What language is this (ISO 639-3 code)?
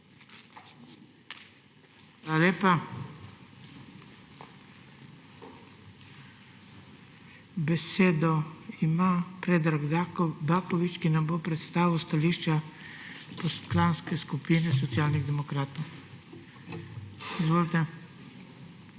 slv